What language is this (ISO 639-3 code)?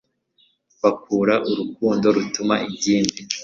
kin